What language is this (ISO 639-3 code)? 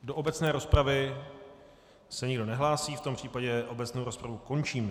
ces